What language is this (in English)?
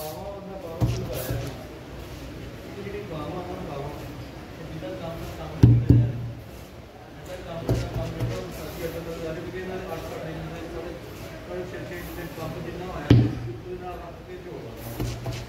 Hindi